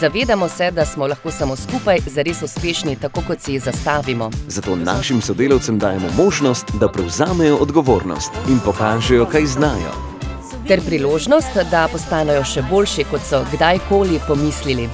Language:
Romanian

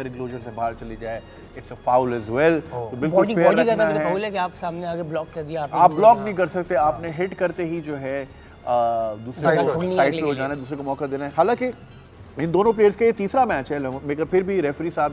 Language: Hindi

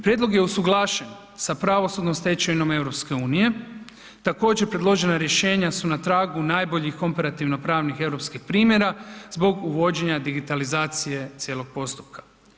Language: Croatian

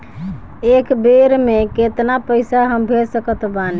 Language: Bhojpuri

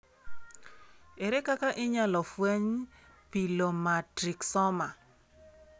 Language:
Luo (Kenya and Tanzania)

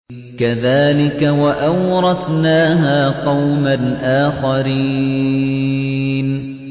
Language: Arabic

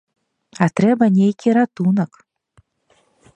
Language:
Belarusian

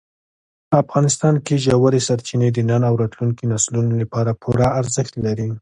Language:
Pashto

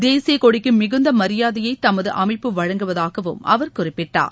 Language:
Tamil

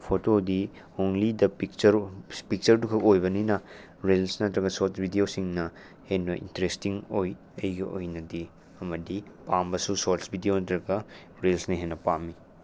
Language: Manipuri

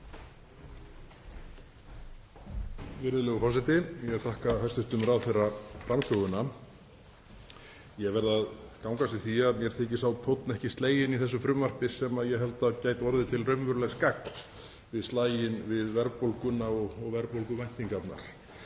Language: Icelandic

